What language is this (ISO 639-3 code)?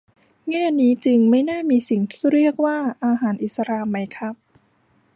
tha